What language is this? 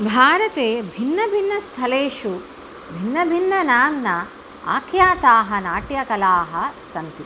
Sanskrit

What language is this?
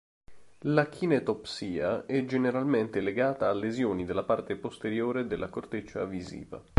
Italian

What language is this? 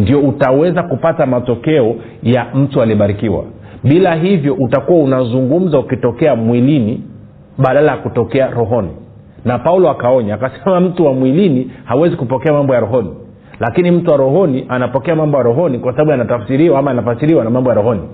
Swahili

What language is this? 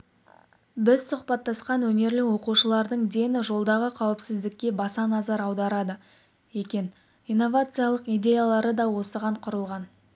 Kazakh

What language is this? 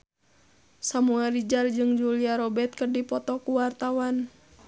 Sundanese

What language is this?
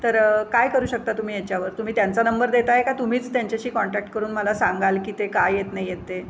Marathi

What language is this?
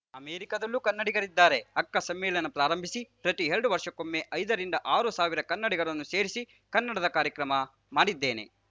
Kannada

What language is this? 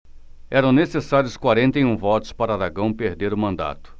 Portuguese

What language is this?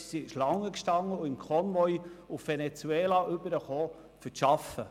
Swiss German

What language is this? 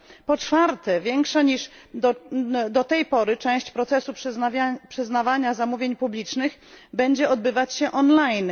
Polish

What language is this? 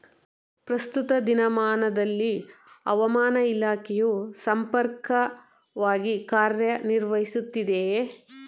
Kannada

